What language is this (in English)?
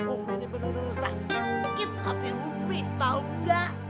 Indonesian